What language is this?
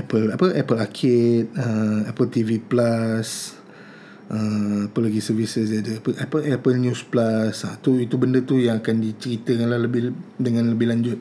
Malay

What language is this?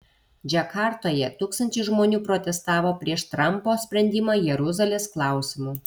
Lithuanian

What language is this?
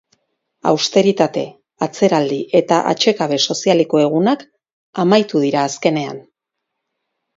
Basque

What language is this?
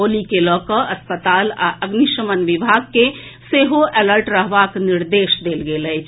Maithili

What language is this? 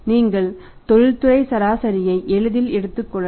Tamil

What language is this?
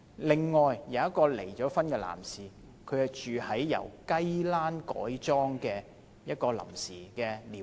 Cantonese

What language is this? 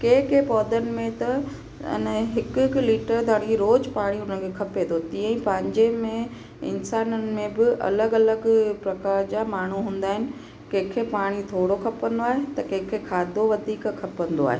Sindhi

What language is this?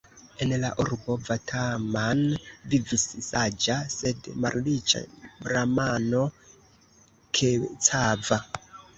Esperanto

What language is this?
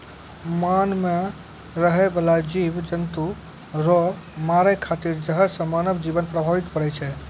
Maithili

